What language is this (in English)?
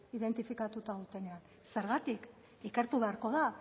Basque